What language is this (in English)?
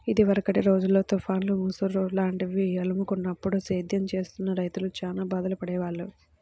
Telugu